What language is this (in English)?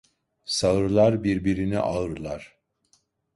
Turkish